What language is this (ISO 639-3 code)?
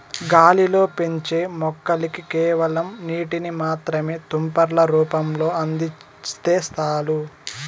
tel